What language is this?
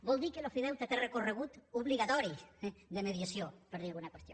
Catalan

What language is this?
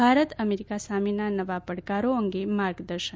Gujarati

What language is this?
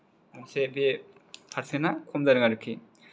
Bodo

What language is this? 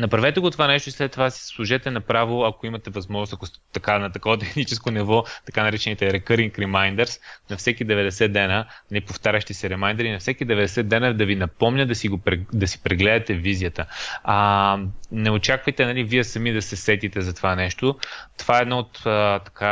Bulgarian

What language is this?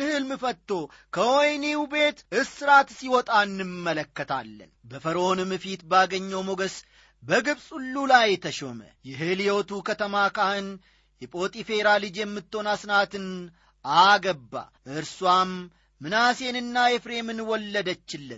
Amharic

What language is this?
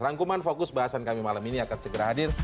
Indonesian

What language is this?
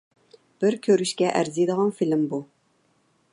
Uyghur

